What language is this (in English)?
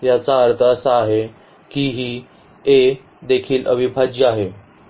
Marathi